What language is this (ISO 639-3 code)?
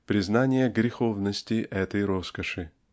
rus